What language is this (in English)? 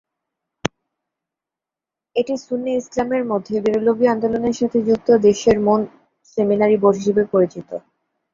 Bangla